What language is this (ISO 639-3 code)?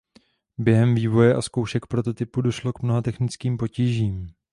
ces